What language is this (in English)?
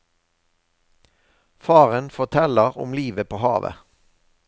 Norwegian